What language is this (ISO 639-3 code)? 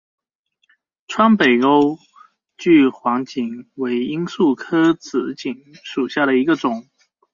zho